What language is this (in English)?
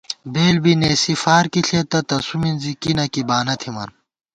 Gawar-Bati